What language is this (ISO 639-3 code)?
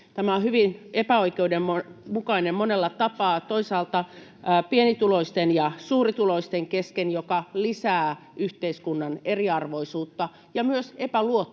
fin